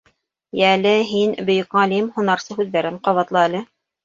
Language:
Bashkir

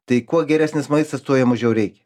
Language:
Lithuanian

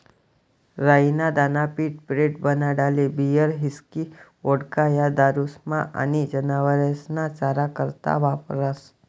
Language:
Marathi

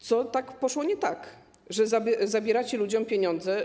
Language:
Polish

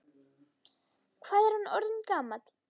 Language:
Icelandic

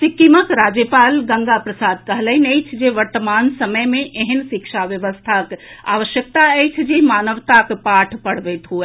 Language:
Maithili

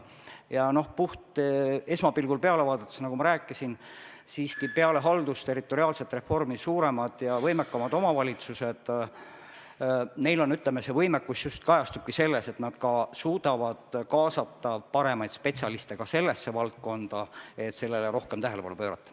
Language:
Estonian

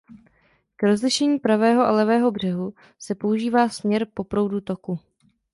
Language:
Czech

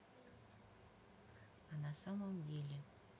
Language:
Russian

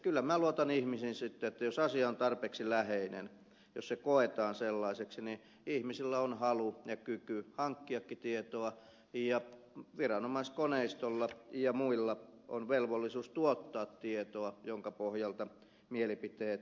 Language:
Finnish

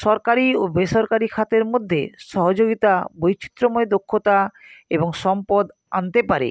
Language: Bangla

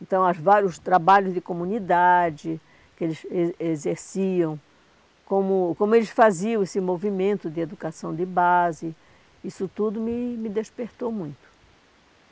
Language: Portuguese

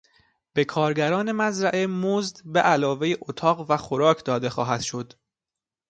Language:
Persian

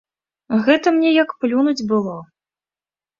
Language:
Belarusian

